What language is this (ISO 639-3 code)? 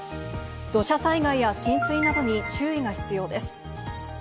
jpn